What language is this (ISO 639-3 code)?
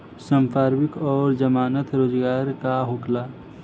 bho